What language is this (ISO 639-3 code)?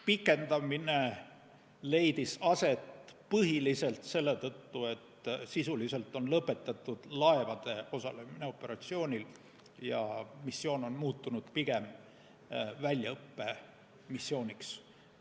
est